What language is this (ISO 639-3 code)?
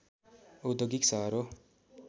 nep